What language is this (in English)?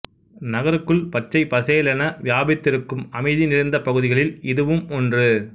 Tamil